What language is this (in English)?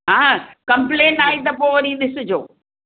Sindhi